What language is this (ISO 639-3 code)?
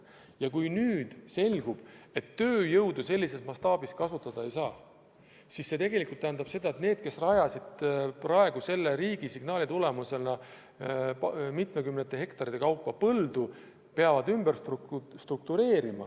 est